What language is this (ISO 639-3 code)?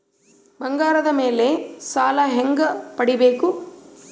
kan